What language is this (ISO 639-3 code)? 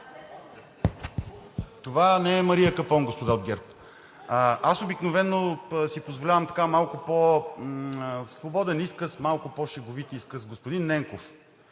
bul